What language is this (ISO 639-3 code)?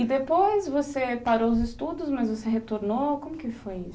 por